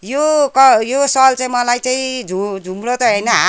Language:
Nepali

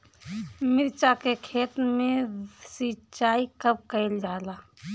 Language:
Bhojpuri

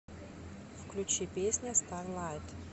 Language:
Russian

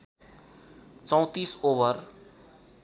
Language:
Nepali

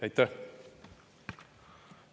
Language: Estonian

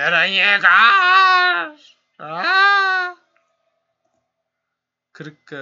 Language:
Turkish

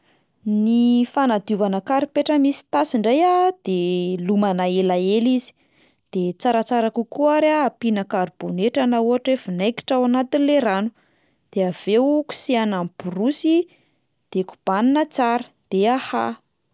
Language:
Malagasy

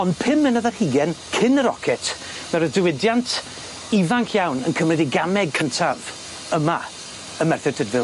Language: Welsh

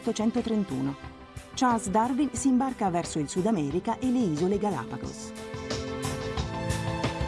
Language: Italian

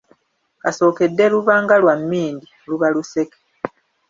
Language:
Ganda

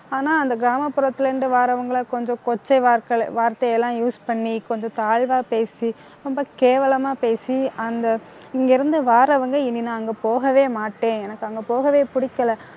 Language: Tamil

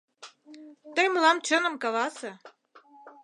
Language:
Mari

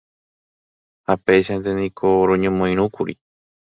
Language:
Guarani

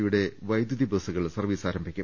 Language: Malayalam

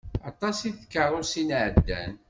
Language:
Kabyle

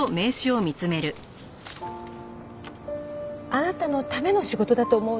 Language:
Japanese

